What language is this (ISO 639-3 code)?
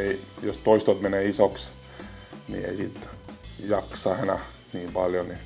fin